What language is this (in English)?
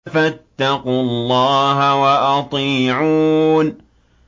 Arabic